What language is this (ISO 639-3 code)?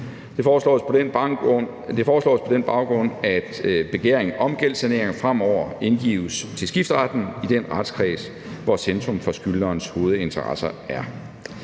dan